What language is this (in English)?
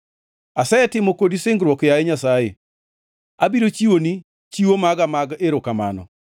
Luo (Kenya and Tanzania)